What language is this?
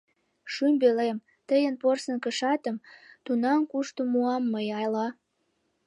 Mari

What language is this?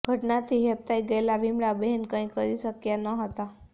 Gujarati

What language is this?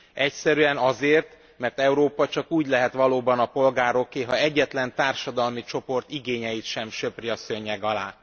Hungarian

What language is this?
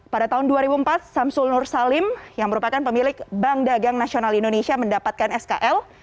Indonesian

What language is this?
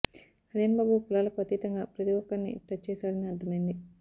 Telugu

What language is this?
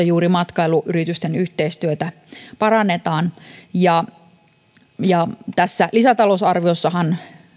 Finnish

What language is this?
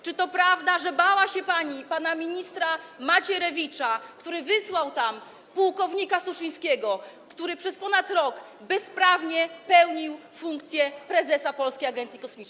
Polish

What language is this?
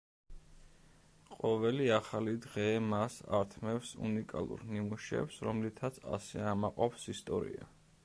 Georgian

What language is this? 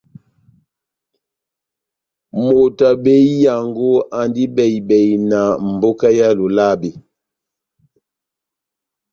Batanga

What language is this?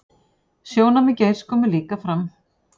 Icelandic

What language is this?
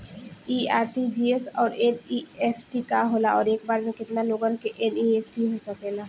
Bhojpuri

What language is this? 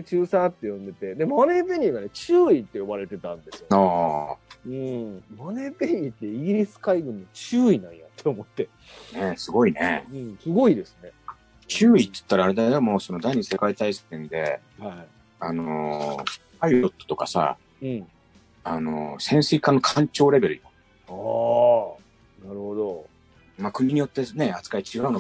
Japanese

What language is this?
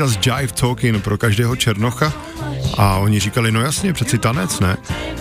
Czech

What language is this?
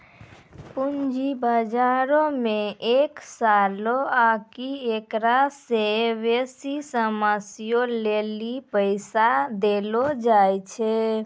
Maithili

